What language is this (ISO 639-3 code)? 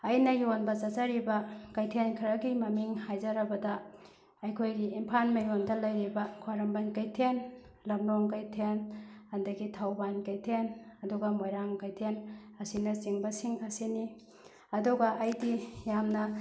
mni